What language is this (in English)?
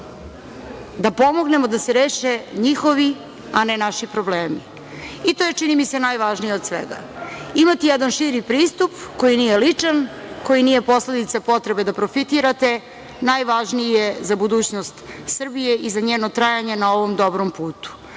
Serbian